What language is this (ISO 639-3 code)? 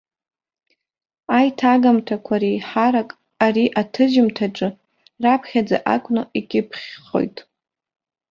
abk